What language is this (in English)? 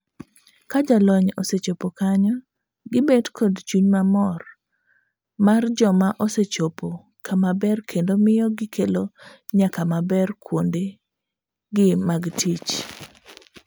Luo (Kenya and Tanzania)